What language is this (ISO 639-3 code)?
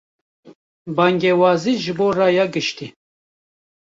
kur